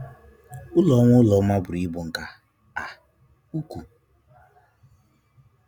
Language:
Igbo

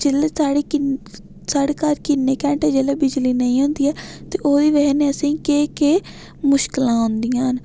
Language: Dogri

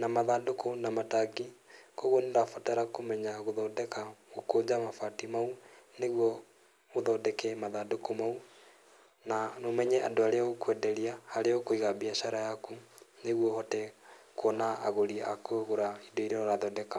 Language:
Kikuyu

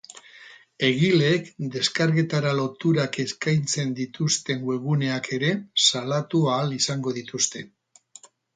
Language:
Basque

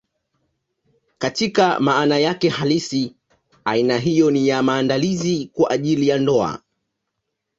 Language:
Swahili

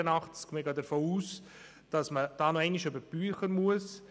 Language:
Swiss German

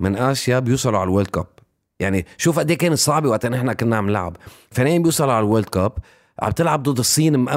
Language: Arabic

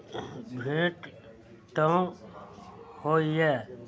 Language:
Maithili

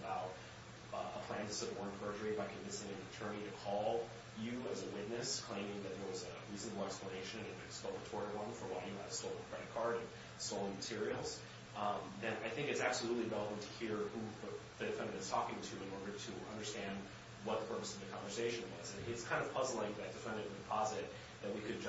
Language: English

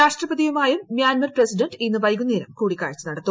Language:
Malayalam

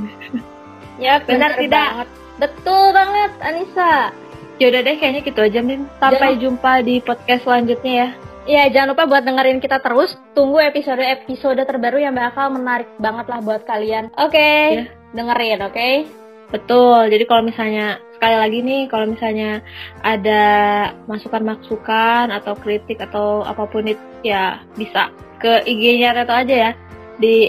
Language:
Indonesian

